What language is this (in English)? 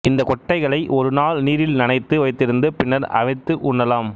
Tamil